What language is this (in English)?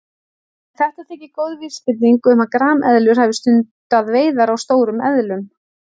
Icelandic